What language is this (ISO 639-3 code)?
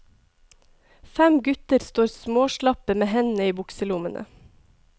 nor